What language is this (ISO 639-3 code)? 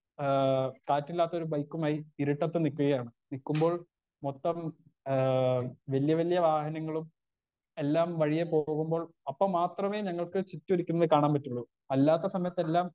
mal